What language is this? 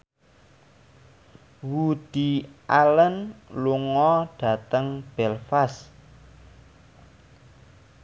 Javanese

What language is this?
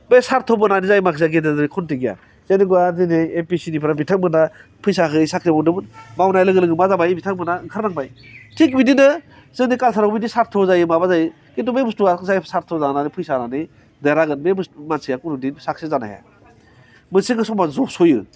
Bodo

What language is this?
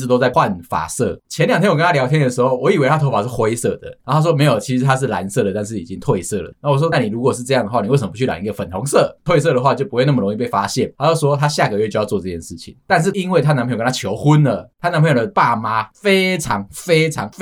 Chinese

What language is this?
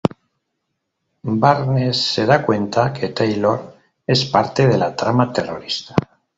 Spanish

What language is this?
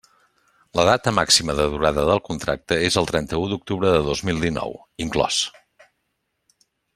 Catalan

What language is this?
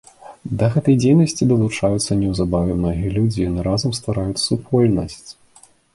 Belarusian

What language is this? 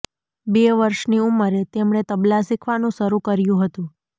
Gujarati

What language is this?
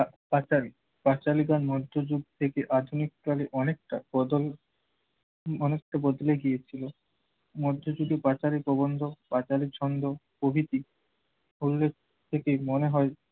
Bangla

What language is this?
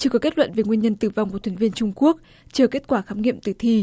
Vietnamese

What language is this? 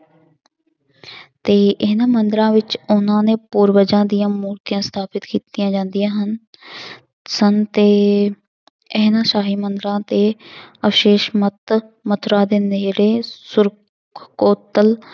Punjabi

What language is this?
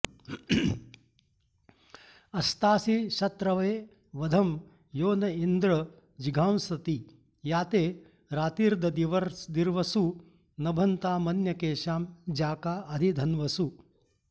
Sanskrit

